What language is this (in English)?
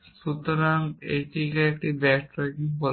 Bangla